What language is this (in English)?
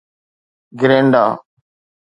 Sindhi